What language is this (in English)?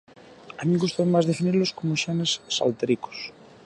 Galician